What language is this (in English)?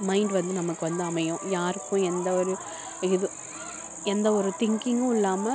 Tamil